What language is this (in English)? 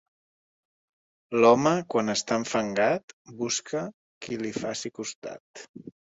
Catalan